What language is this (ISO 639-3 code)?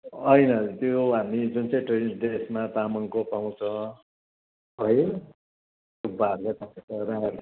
nep